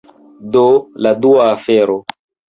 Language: Esperanto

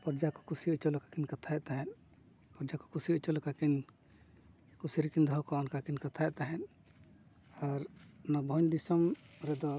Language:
Santali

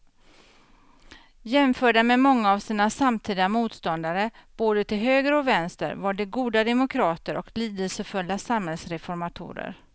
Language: Swedish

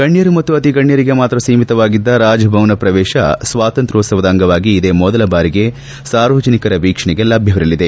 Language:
Kannada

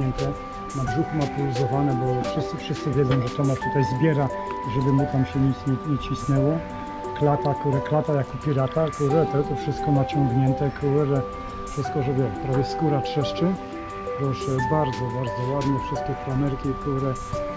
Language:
Polish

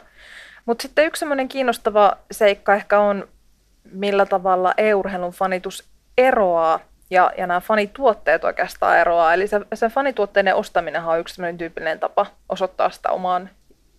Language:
Finnish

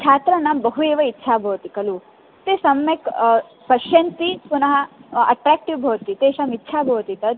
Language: Sanskrit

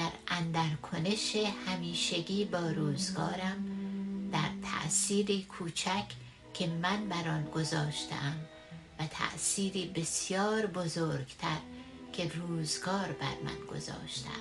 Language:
Persian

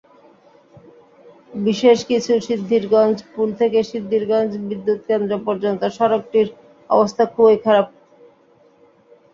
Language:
Bangla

